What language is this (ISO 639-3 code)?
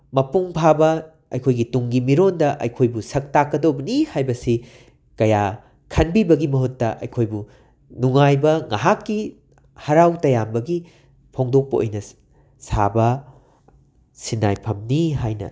mni